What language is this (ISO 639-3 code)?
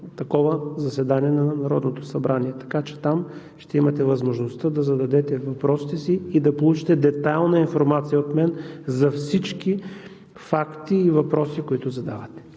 bul